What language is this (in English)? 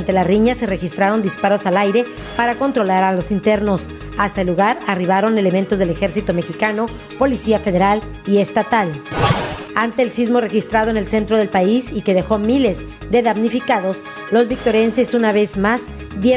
Spanish